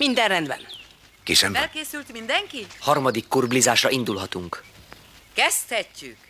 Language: Hungarian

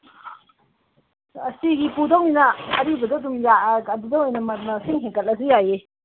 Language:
Manipuri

